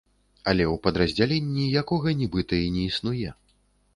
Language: Belarusian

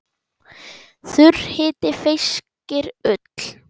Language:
Icelandic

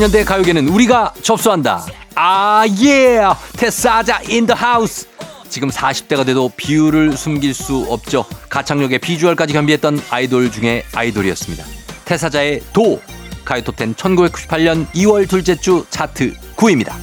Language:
Korean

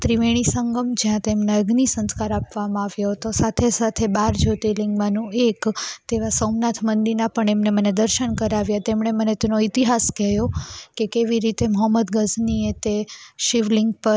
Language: Gujarati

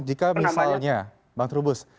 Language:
Indonesian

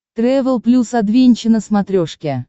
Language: Russian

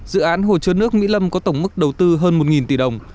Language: Vietnamese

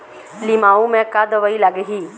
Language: Chhattisgarhi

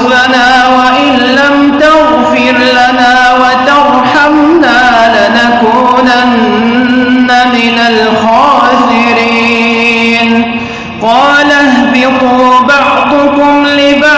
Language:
Arabic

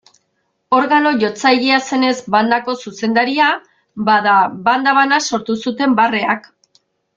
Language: Basque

